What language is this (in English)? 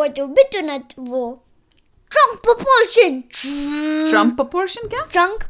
Hindi